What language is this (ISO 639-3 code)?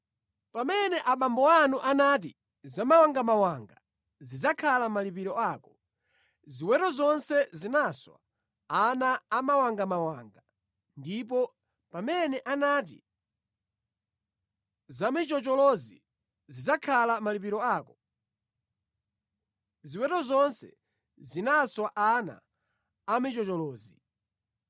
nya